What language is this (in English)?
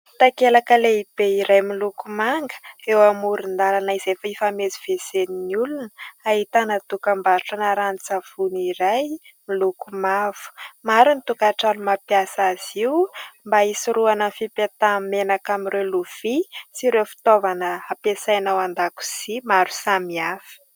Malagasy